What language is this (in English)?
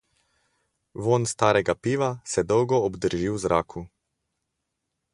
Slovenian